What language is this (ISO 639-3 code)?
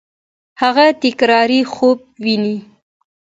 pus